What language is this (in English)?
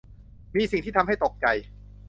Thai